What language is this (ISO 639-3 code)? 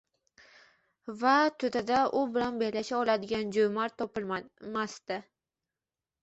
uzb